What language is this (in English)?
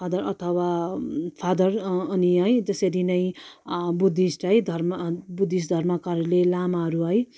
Nepali